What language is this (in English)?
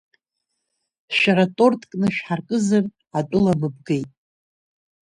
Abkhazian